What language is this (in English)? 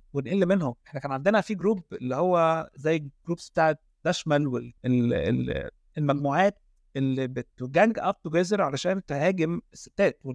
Arabic